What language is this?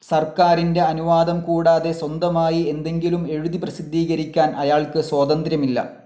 Malayalam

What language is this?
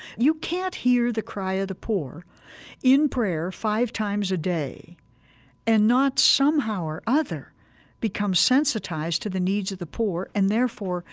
English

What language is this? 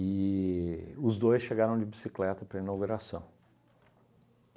Portuguese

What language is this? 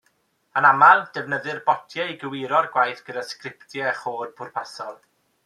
Welsh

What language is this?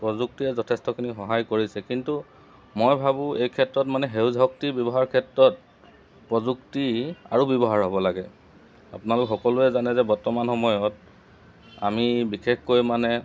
Assamese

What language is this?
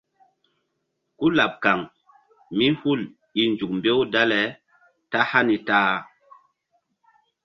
Mbum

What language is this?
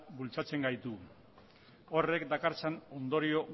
Basque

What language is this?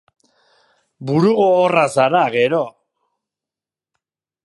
Basque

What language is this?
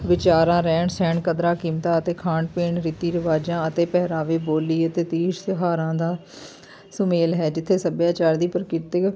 Punjabi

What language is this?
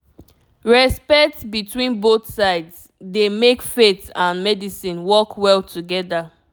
Nigerian Pidgin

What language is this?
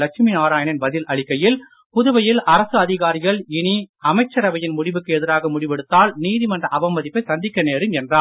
Tamil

